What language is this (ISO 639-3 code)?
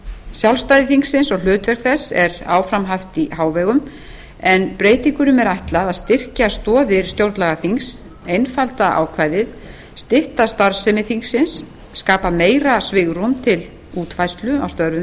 isl